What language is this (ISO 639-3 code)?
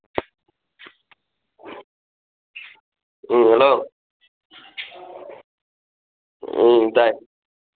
mni